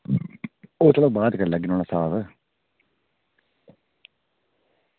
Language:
Dogri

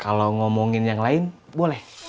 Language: Indonesian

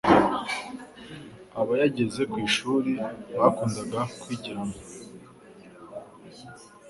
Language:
Kinyarwanda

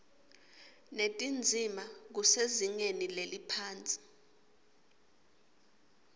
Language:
Swati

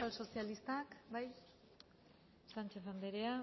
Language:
Basque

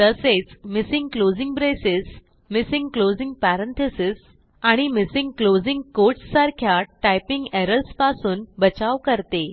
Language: Marathi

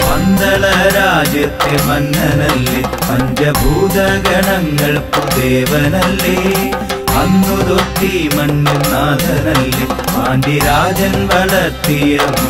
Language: Arabic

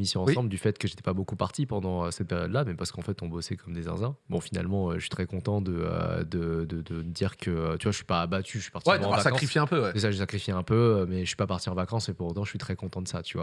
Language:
French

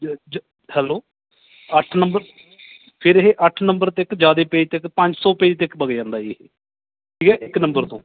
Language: Punjabi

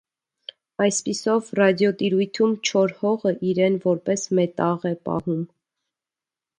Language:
Armenian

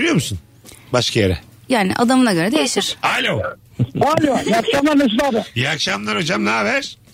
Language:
Turkish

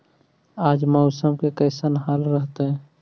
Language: Magahi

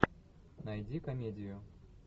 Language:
Russian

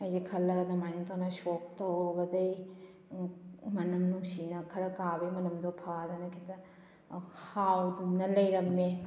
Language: Manipuri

